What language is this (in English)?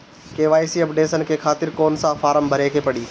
Bhojpuri